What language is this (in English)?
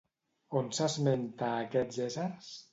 Catalan